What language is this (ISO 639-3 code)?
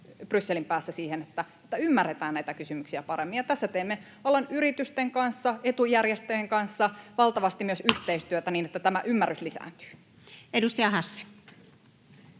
fin